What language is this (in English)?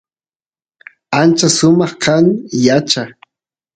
Santiago del Estero Quichua